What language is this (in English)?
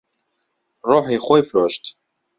Central Kurdish